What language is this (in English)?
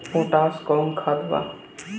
Bhojpuri